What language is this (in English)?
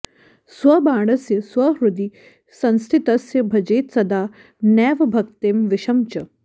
Sanskrit